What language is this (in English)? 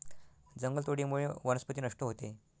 Marathi